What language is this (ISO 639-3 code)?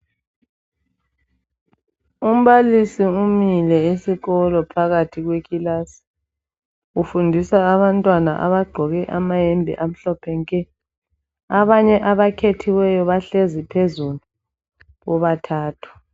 nde